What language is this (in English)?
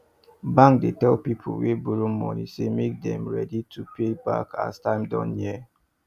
Nigerian Pidgin